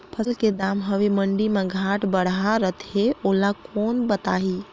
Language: Chhattisgarhi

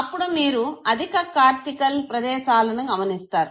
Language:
Telugu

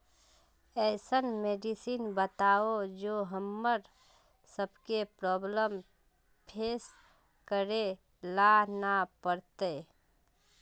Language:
Magahi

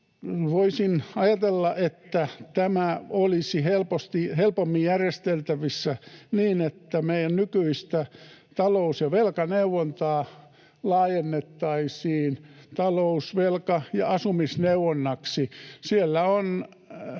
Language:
Finnish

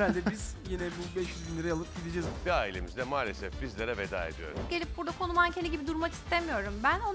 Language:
Turkish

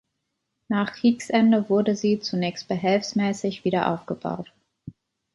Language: German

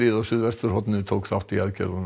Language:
Icelandic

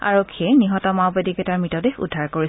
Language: Assamese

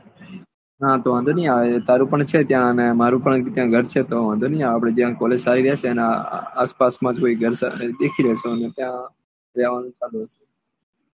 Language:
Gujarati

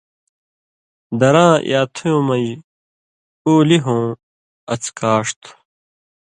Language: Indus Kohistani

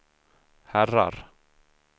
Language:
Swedish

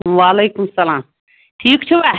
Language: Kashmiri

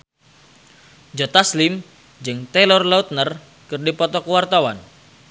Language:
Sundanese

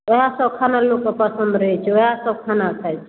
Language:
Maithili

